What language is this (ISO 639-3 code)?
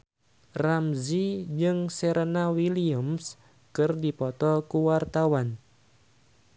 sun